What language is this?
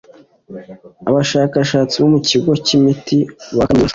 Kinyarwanda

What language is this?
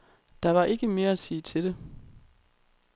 Danish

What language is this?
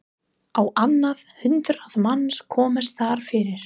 Icelandic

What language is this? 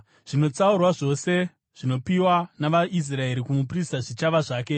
Shona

